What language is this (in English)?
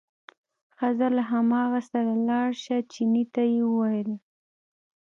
Pashto